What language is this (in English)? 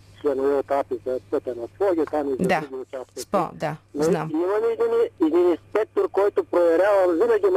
Bulgarian